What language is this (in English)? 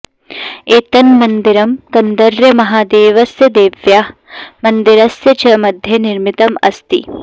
Sanskrit